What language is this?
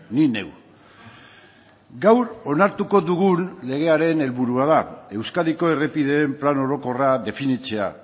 Basque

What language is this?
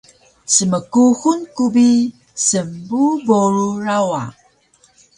Taroko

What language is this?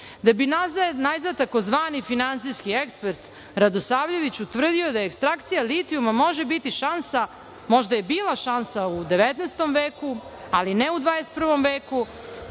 Serbian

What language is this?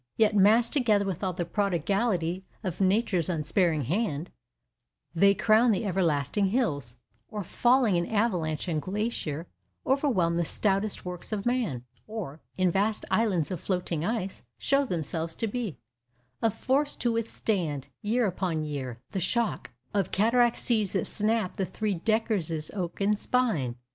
English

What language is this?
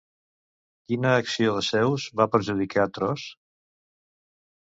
Catalan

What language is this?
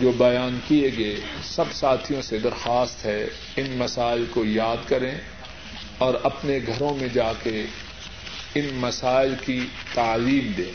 Urdu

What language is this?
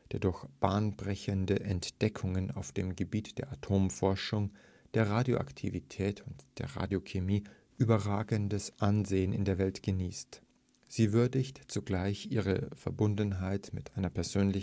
German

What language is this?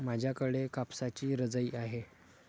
Marathi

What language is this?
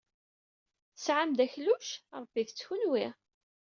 Kabyle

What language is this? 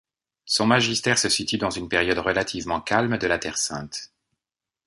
French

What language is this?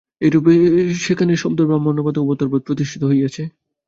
Bangla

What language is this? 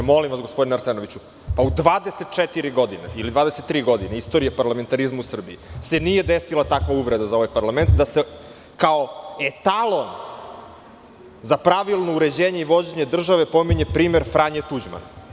Serbian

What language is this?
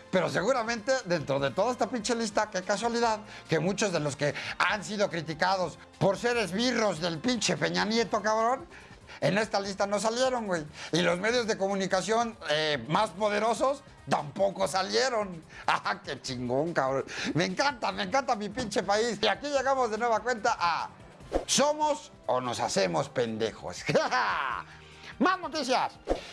Spanish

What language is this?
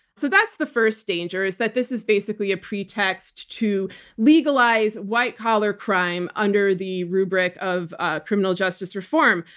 English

